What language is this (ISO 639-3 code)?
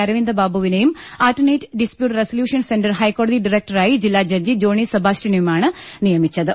mal